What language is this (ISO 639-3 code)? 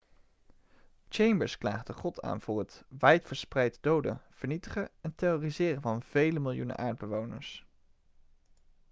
nld